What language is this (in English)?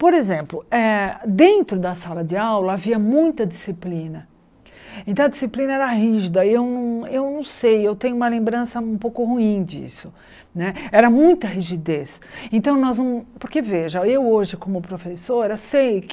Portuguese